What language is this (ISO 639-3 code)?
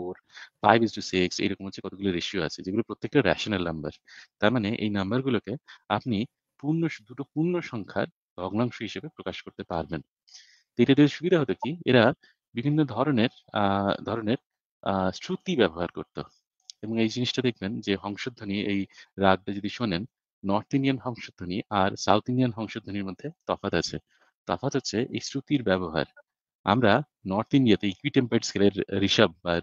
ben